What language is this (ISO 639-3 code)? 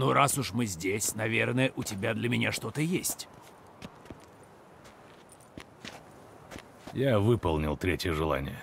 rus